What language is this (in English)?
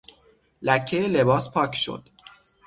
Persian